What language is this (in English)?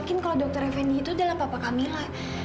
Indonesian